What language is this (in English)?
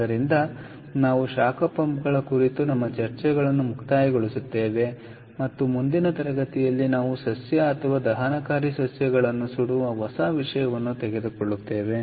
Kannada